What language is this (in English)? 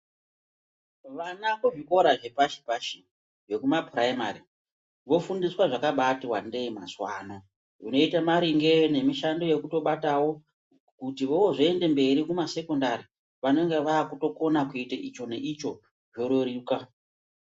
Ndau